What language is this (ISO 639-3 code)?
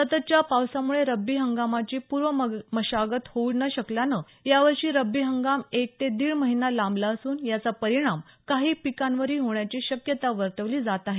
mar